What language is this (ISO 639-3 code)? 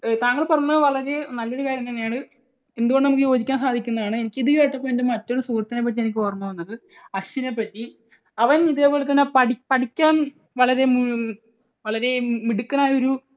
mal